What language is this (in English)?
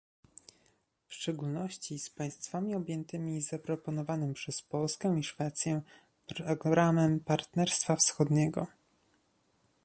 Polish